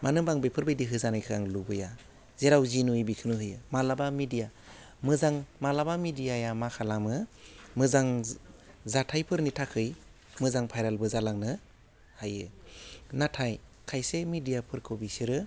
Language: Bodo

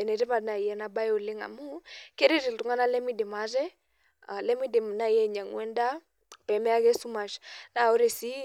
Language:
Masai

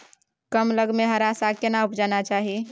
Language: Maithili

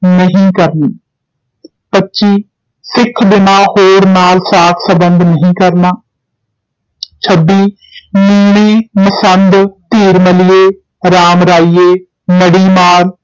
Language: Punjabi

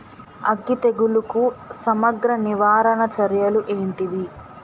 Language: Telugu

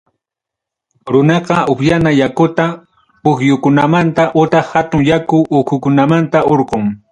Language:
Ayacucho Quechua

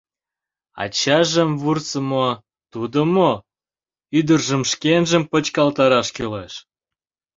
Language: Mari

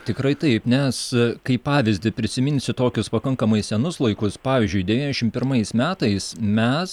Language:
Lithuanian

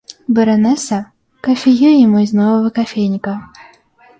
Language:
Russian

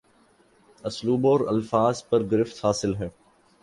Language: Urdu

